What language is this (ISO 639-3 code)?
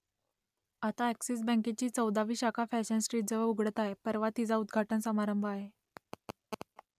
mar